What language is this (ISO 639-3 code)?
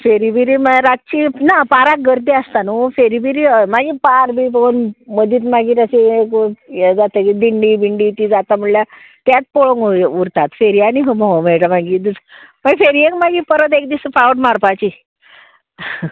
kok